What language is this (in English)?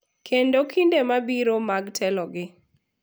Luo (Kenya and Tanzania)